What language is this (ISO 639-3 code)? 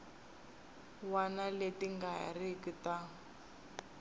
tso